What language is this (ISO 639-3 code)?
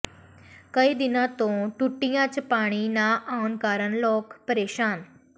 pan